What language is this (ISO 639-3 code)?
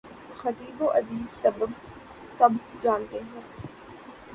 urd